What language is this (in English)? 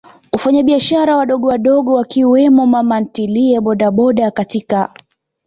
Swahili